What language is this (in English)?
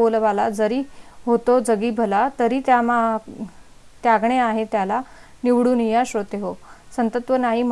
Marathi